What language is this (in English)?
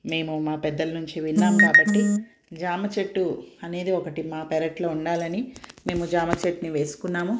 Telugu